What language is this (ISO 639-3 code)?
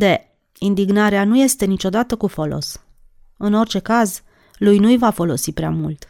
ron